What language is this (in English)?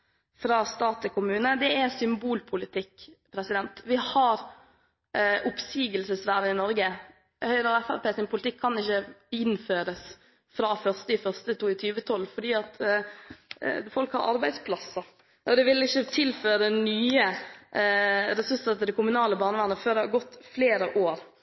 Norwegian Bokmål